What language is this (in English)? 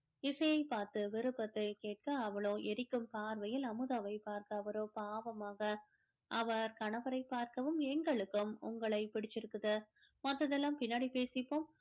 Tamil